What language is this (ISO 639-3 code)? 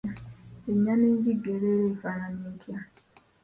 lug